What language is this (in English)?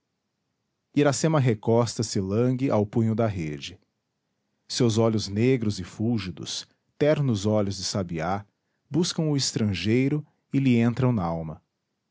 Portuguese